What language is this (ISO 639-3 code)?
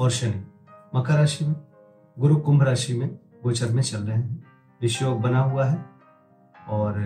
hin